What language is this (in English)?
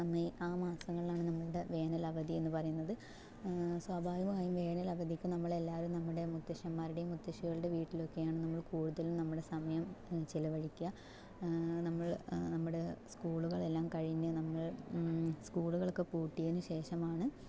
Malayalam